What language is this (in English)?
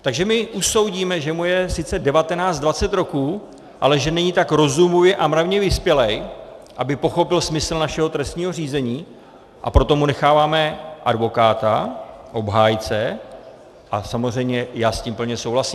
Czech